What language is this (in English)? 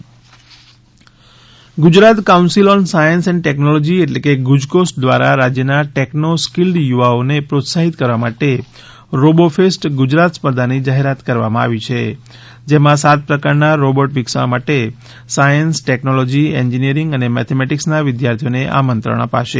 Gujarati